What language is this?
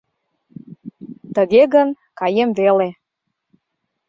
Mari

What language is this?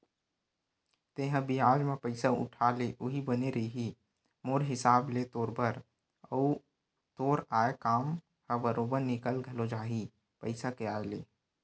Chhattisgarhi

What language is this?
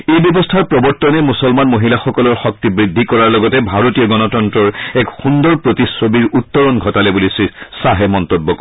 Assamese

